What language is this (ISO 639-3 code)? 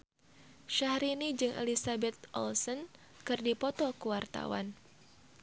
sun